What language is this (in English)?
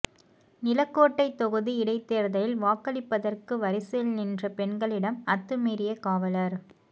Tamil